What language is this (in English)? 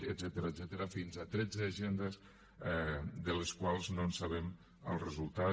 Catalan